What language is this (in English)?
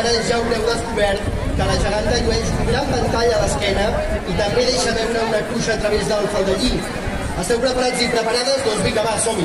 Arabic